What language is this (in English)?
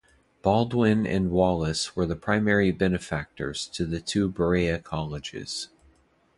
English